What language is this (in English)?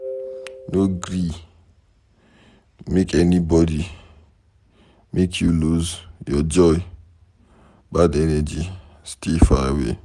Nigerian Pidgin